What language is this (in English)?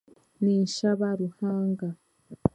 Chiga